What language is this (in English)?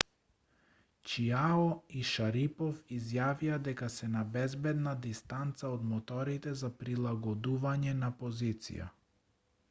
Macedonian